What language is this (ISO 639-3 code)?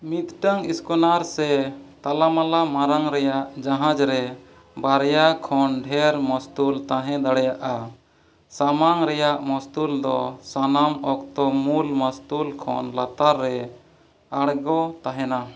sat